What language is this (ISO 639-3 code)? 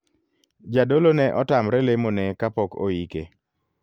luo